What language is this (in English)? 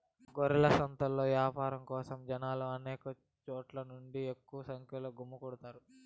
Telugu